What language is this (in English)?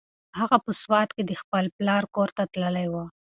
Pashto